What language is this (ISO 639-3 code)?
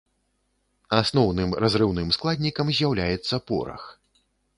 bel